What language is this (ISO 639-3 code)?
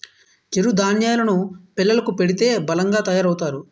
tel